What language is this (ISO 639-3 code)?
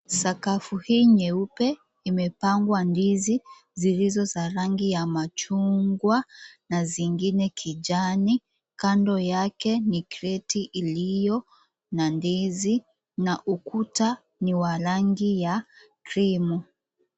swa